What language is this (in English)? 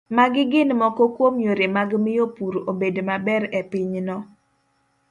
Luo (Kenya and Tanzania)